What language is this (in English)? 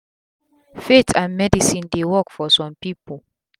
Nigerian Pidgin